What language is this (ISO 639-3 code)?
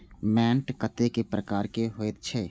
mai